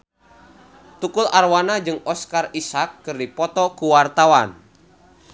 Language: Sundanese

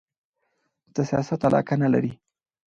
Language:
Pashto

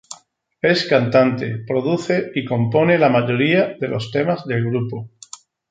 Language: Spanish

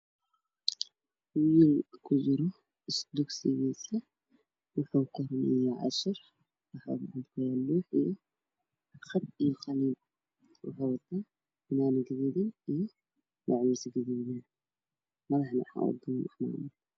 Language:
Somali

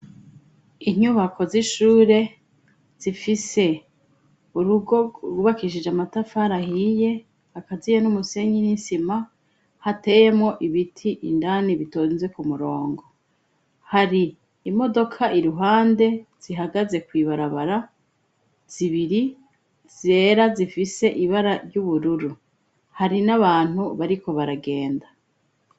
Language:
Rundi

